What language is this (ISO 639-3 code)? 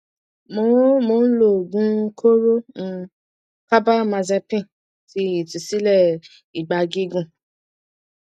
yor